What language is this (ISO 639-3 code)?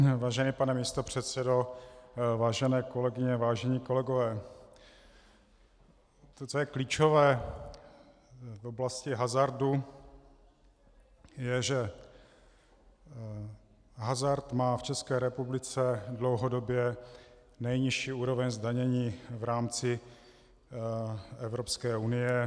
ces